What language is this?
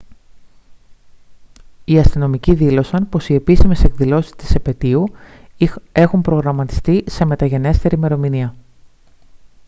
Greek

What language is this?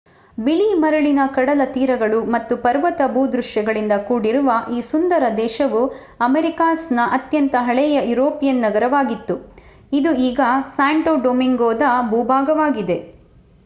Kannada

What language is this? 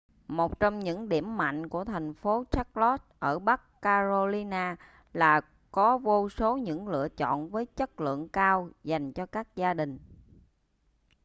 Vietnamese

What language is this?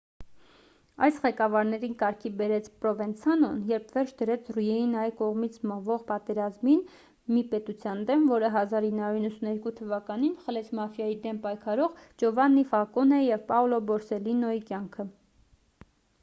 Armenian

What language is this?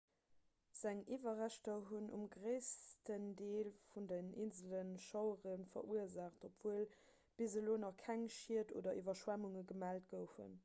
Luxembourgish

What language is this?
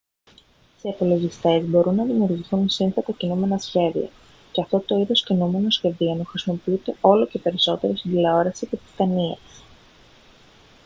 Greek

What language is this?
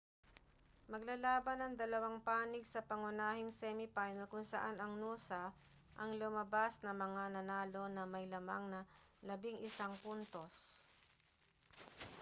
Filipino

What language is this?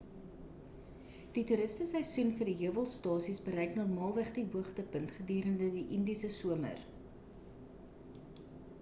Afrikaans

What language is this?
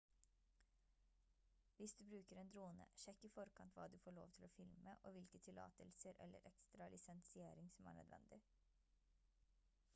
Norwegian Bokmål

